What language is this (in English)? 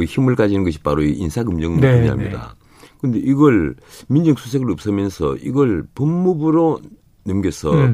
Korean